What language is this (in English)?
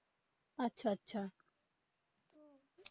Bangla